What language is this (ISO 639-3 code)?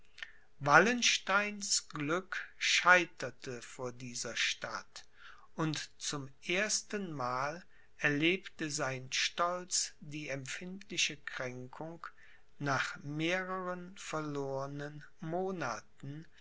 deu